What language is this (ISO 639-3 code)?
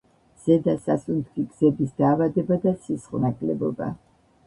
kat